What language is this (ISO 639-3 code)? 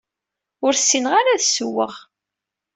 kab